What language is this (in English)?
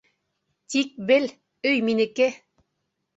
Bashkir